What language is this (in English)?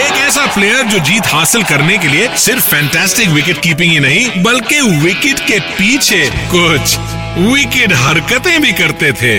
Hindi